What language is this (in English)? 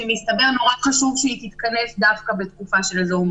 Hebrew